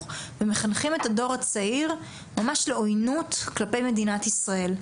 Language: Hebrew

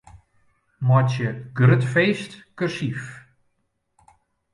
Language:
Western Frisian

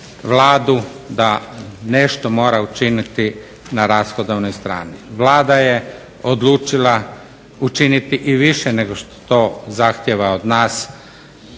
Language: Croatian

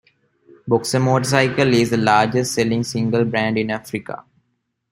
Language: English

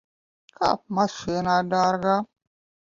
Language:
Latvian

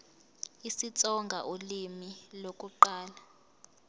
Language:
Zulu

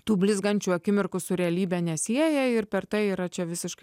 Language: Lithuanian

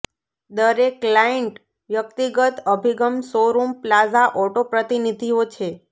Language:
Gujarati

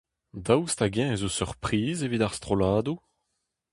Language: Breton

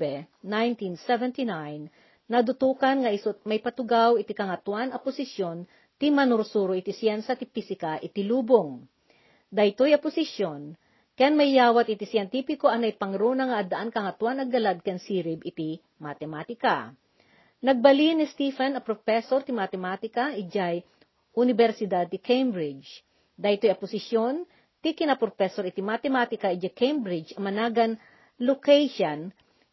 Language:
Filipino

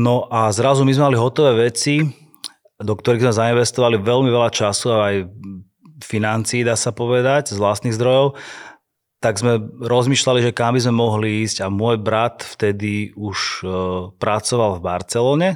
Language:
Slovak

